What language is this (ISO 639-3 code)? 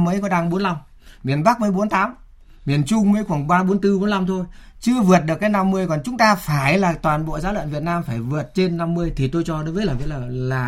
vie